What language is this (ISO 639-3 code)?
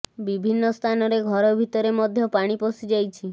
ori